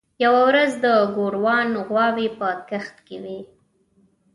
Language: Pashto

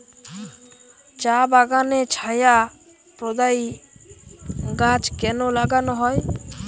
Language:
Bangla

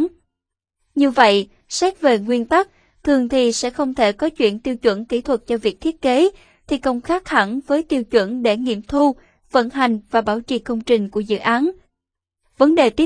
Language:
Vietnamese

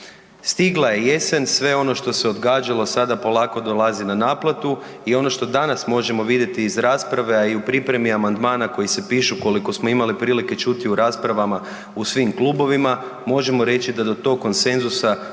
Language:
Croatian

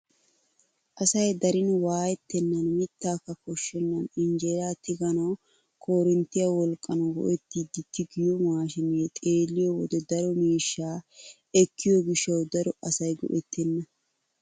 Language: Wolaytta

